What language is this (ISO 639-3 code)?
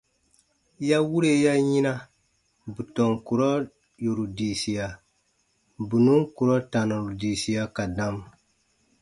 bba